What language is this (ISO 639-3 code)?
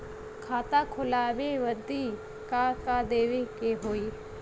bho